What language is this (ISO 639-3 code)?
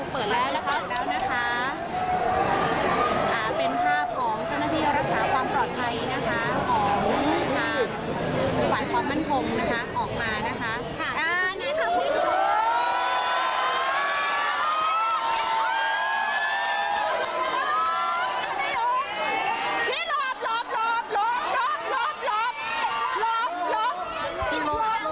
tha